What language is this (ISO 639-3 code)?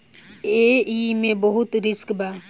bho